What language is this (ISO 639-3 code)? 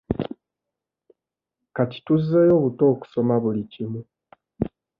lug